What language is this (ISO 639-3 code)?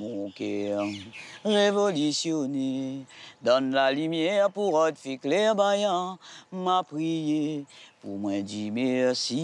fra